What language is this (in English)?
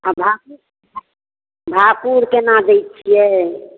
Maithili